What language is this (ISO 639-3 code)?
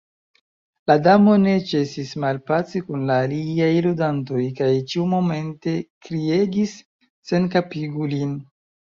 epo